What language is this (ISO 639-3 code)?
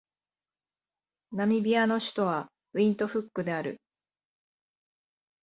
jpn